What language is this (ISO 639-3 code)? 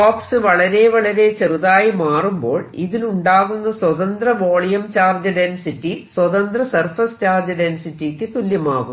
mal